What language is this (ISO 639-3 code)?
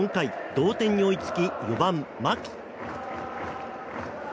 jpn